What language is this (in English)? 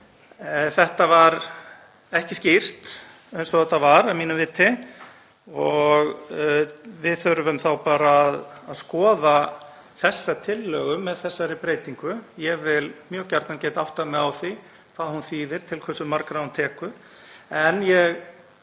Icelandic